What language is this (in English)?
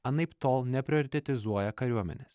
Lithuanian